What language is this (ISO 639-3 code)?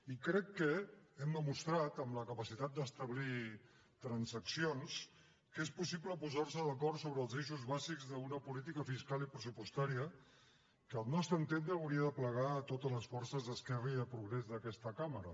cat